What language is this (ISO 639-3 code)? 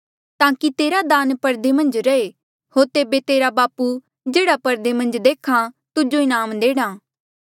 mjl